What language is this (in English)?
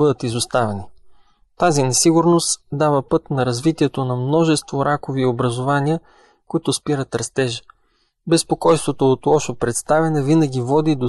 Bulgarian